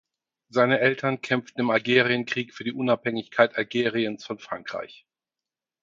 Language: German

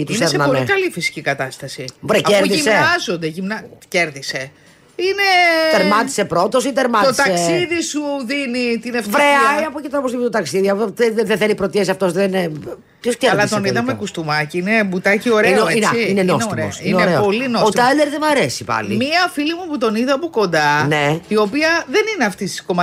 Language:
Greek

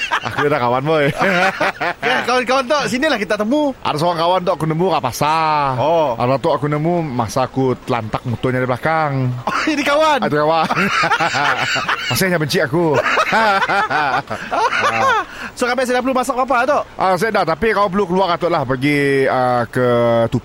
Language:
Malay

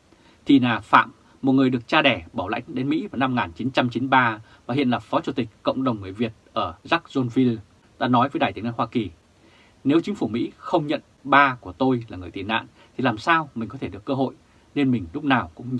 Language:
Vietnamese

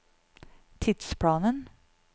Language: Norwegian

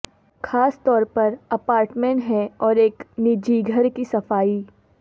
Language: Urdu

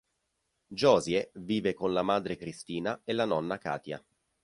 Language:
Italian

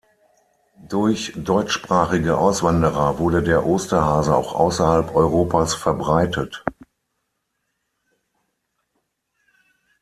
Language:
German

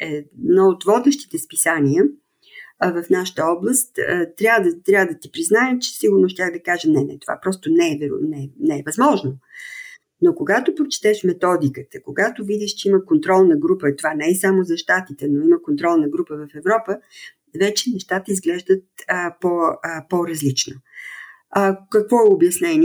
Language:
Bulgarian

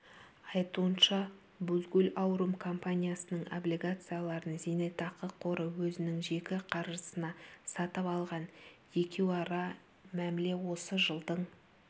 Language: Kazakh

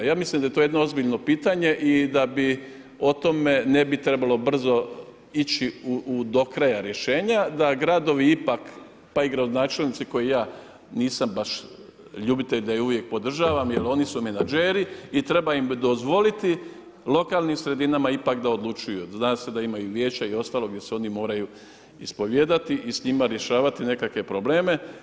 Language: Croatian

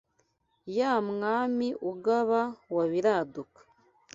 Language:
Kinyarwanda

